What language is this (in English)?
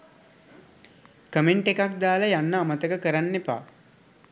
Sinhala